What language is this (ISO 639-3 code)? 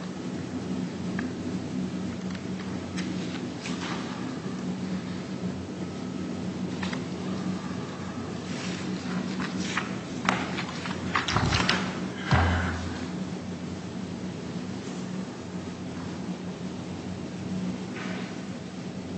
eng